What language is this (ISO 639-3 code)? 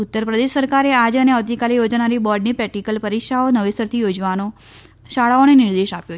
guj